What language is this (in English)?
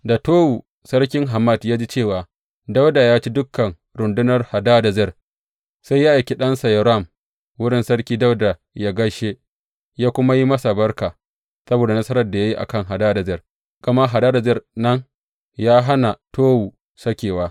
Hausa